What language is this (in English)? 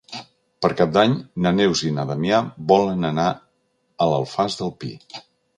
Catalan